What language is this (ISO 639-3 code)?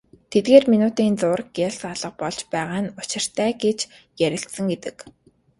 mon